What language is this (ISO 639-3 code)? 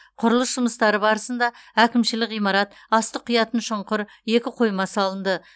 kaz